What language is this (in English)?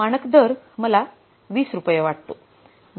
Marathi